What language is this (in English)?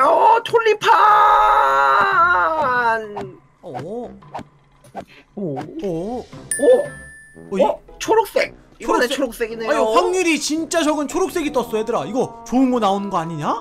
Korean